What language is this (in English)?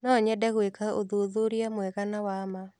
Kikuyu